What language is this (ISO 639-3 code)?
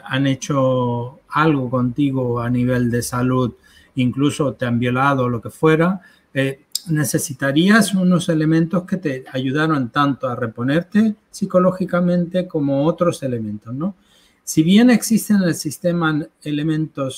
spa